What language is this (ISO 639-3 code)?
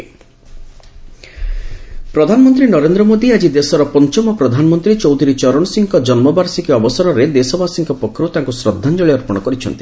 ori